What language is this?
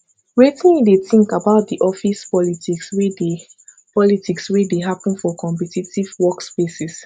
Nigerian Pidgin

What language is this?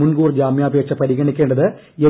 Malayalam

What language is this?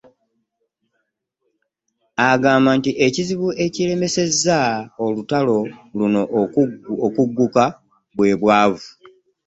Ganda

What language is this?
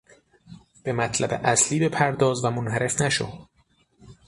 Persian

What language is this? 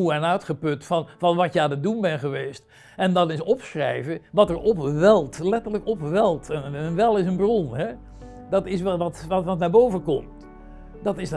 Dutch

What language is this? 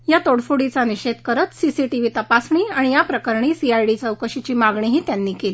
Marathi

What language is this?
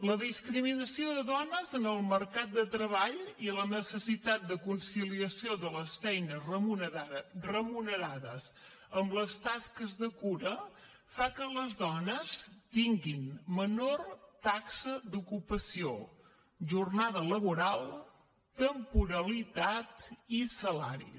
Catalan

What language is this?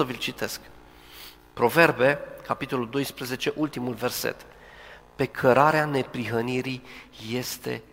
Romanian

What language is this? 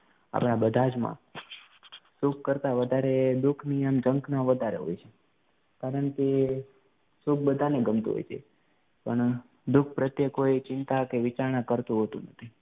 Gujarati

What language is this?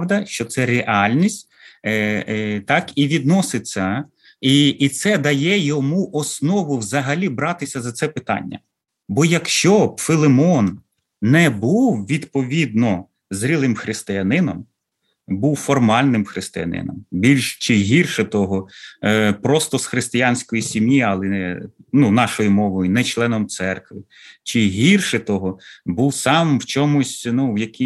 Ukrainian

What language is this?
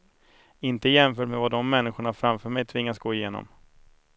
Swedish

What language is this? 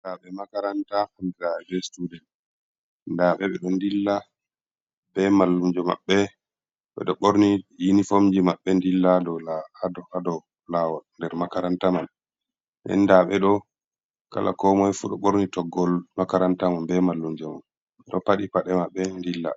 Fula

